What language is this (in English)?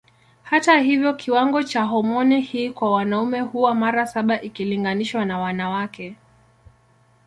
Swahili